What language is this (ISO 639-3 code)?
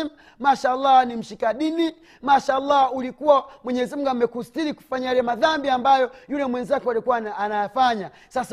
swa